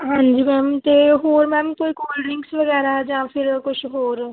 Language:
Punjabi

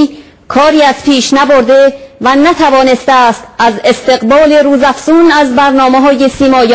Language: Persian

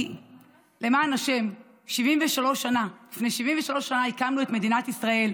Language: Hebrew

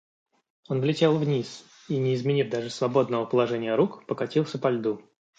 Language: Russian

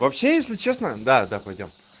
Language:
Russian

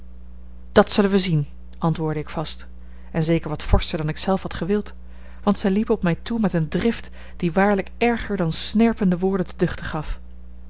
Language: Dutch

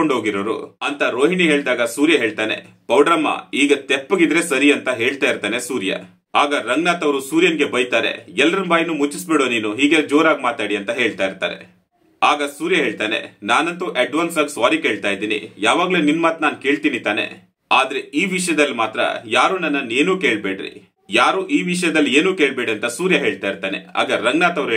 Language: Kannada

